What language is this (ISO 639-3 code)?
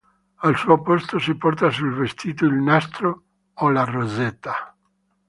ita